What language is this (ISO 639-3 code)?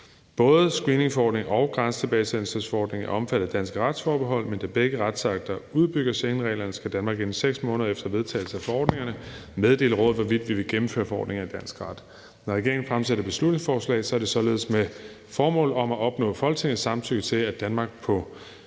dan